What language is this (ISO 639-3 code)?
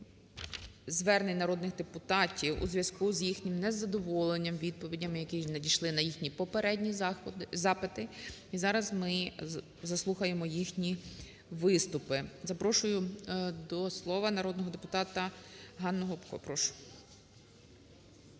ukr